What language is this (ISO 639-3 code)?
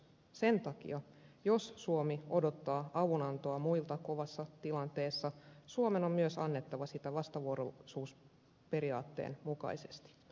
fin